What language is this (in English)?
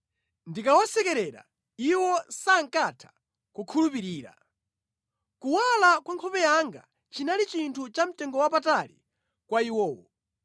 Nyanja